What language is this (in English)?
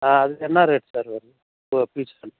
Tamil